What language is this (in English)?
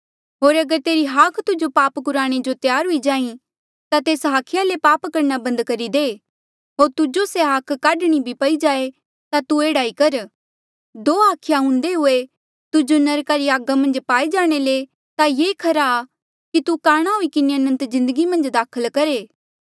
Mandeali